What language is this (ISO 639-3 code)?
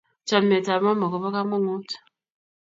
kln